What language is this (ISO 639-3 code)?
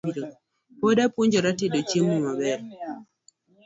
luo